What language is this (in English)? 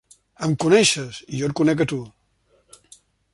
Catalan